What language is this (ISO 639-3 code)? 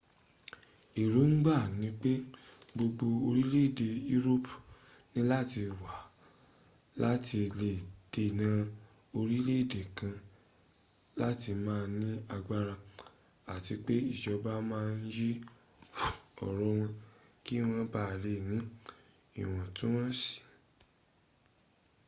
yor